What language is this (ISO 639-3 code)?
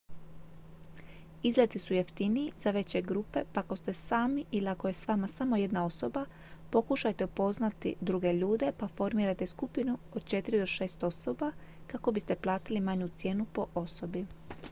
hrv